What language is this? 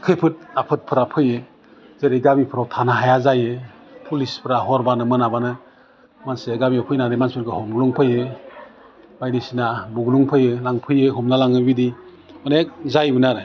Bodo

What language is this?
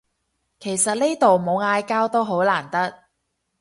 Cantonese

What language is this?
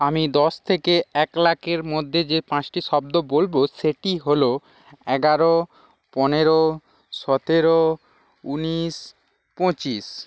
Bangla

